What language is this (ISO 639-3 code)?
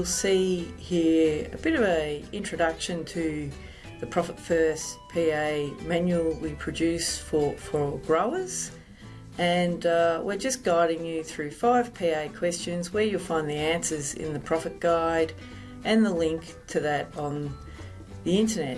eng